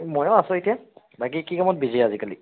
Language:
Assamese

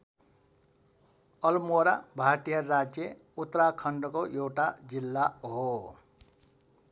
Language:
Nepali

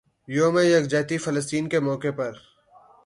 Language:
Urdu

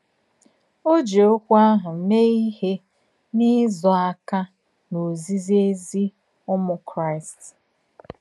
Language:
Igbo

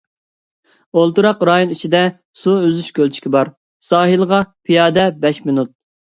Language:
Uyghur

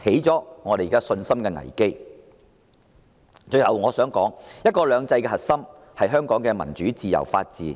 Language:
Cantonese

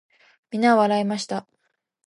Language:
Japanese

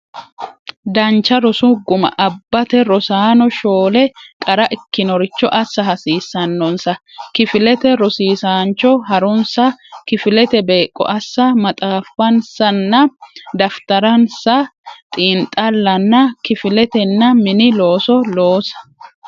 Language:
Sidamo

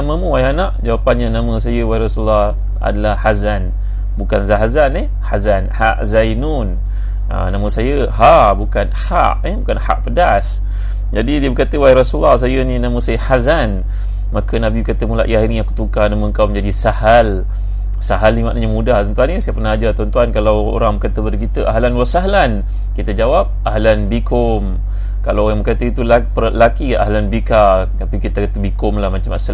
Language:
Malay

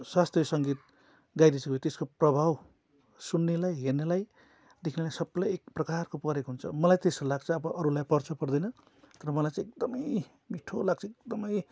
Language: Nepali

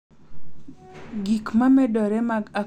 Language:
Luo (Kenya and Tanzania)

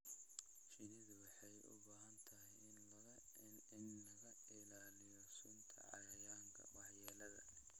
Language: Somali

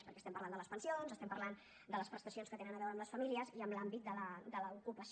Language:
Catalan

